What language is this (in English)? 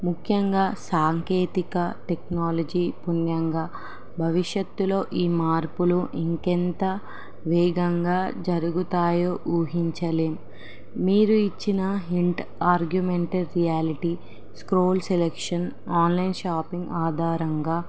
Telugu